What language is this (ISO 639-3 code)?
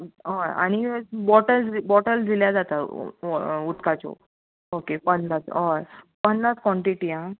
kok